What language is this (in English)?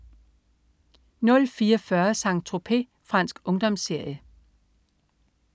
Danish